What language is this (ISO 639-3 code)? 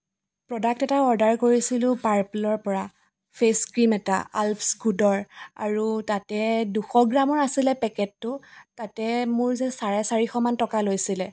asm